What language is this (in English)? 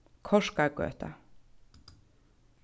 Faroese